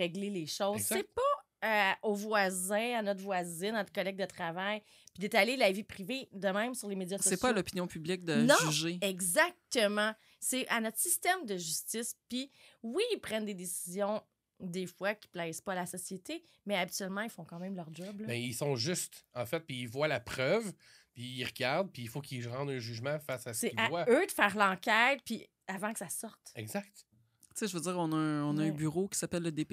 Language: French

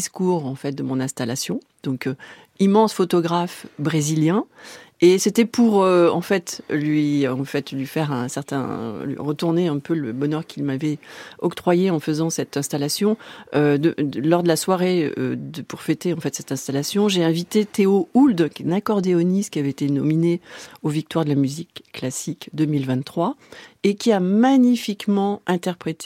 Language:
French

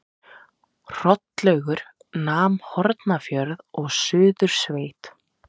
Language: Icelandic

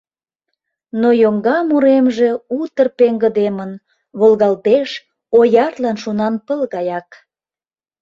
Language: Mari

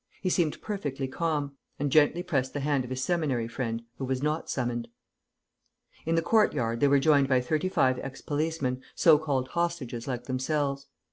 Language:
English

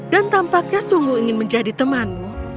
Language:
Indonesian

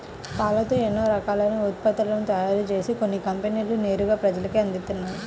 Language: Telugu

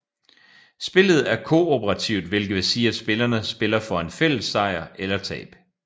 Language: Danish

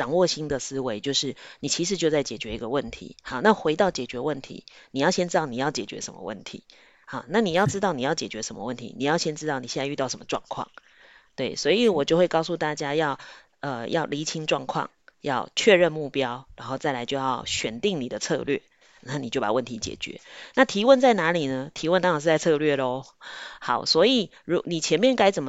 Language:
Chinese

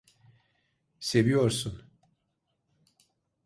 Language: Turkish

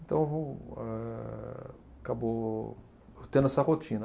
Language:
Portuguese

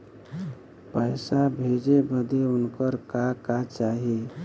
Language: Bhojpuri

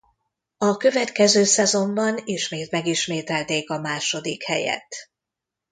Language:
Hungarian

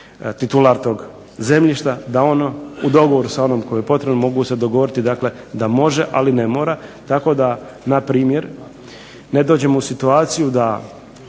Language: Croatian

